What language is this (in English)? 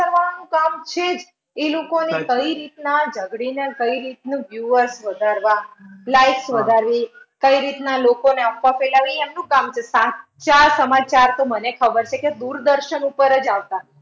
Gujarati